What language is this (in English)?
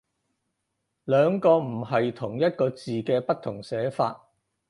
Cantonese